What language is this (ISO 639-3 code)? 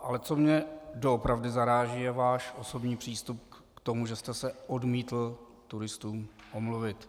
ces